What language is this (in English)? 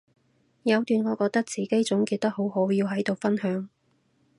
Cantonese